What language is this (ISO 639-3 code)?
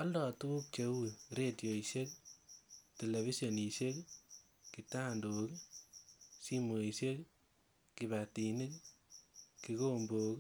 kln